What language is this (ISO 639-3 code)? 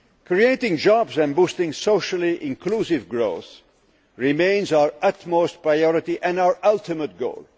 eng